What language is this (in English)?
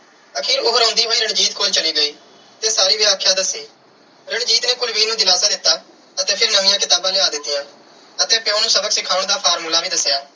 Punjabi